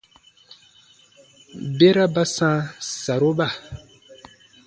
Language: Baatonum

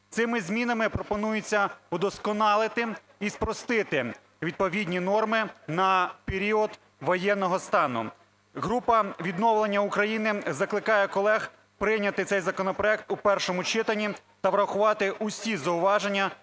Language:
Ukrainian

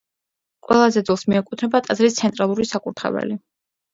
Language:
Georgian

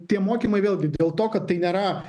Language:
Lithuanian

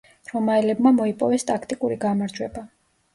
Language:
Georgian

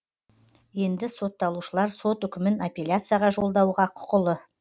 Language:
Kazakh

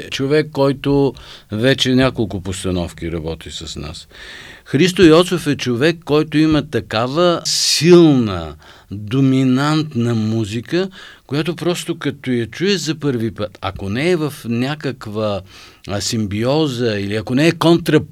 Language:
Bulgarian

